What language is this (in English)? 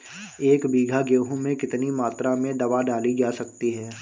Hindi